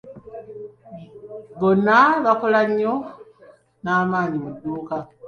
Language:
Ganda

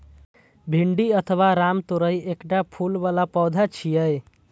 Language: Maithili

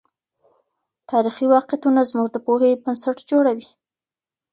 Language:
Pashto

